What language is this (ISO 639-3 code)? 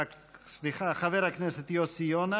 heb